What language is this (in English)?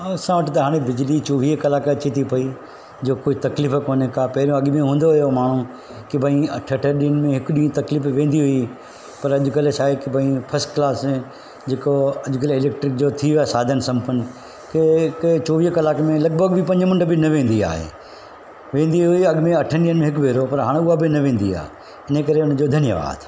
Sindhi